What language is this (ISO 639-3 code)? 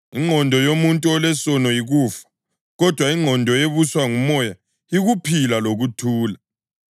nde